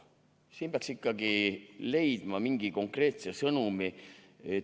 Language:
Estonian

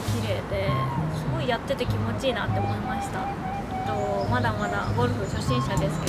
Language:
Japanese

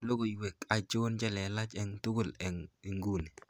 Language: Kalenjin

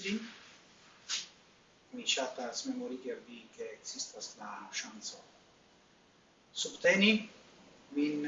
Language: Italian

